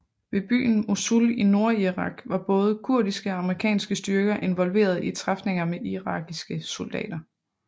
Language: Danish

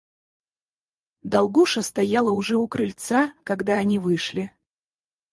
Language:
Russian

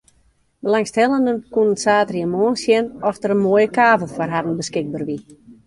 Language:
Western Frisian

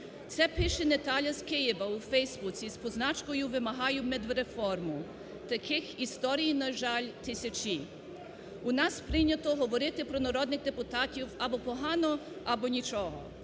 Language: Ukrainian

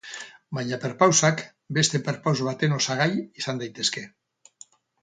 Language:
Basque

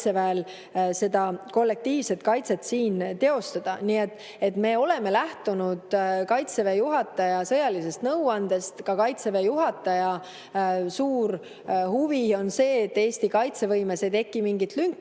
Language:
Estonian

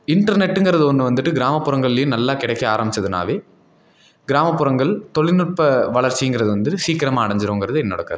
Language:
Tamil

